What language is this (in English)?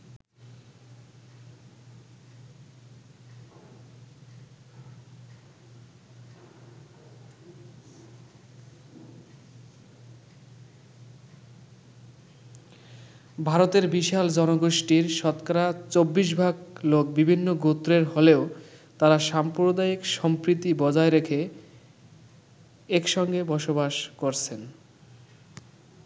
Bangla